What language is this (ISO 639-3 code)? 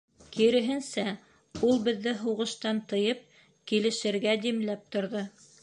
bak